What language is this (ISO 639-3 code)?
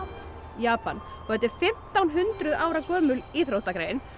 isl